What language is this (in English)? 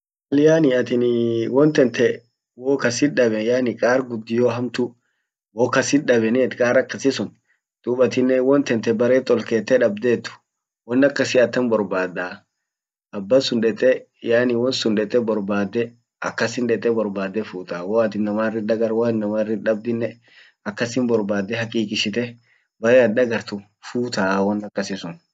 Orma